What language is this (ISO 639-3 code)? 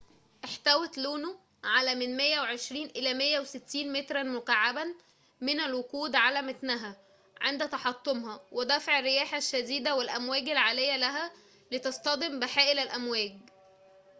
ara